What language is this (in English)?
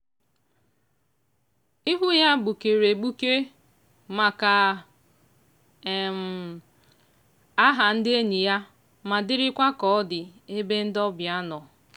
Igbo